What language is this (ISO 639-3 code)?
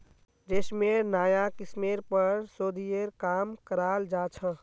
mag